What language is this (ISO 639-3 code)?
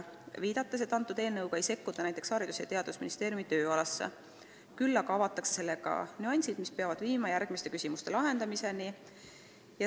est